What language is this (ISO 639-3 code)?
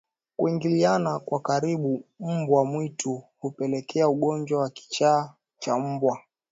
swa